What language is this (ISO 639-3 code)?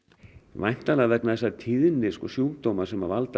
isl